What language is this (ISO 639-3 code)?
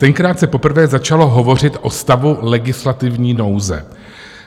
ces